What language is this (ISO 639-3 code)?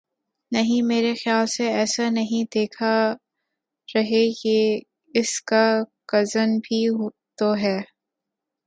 urd